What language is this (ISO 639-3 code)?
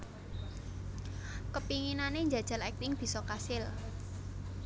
jav